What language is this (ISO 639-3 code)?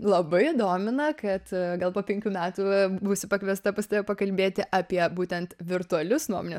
lit